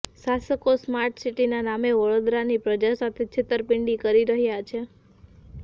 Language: Gujarati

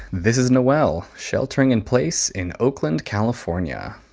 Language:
English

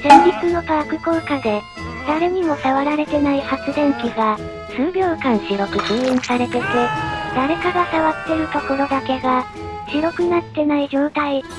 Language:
Japanese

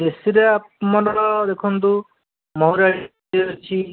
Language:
Odia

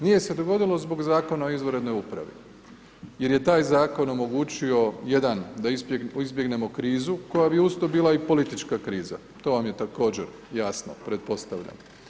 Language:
Croatian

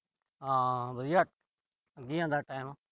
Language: Punjabi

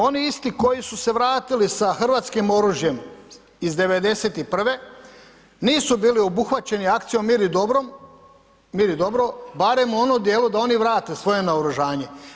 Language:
Croatian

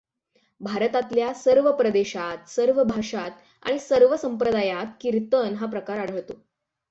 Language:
Marathi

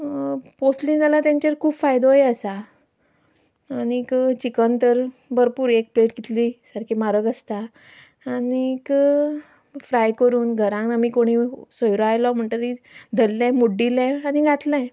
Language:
Konkani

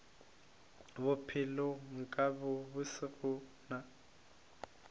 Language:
Northern Sotho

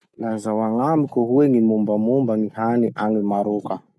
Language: Masikoro Malagasy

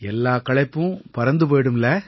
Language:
Tamil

